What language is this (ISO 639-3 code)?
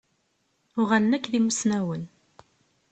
kab